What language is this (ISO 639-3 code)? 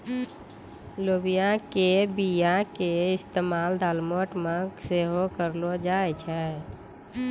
mai